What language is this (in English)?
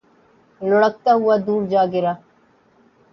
Urdu